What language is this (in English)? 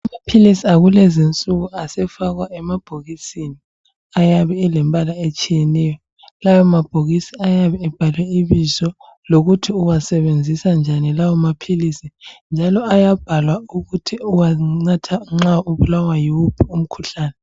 North Ndebele